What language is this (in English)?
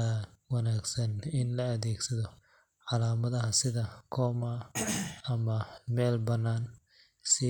Somali